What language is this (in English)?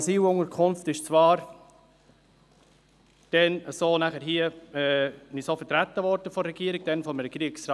Swiss German